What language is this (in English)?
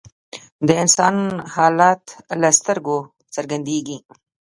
Pashto